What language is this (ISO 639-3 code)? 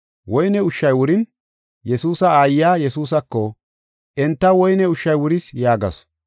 gof